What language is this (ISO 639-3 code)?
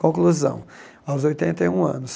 por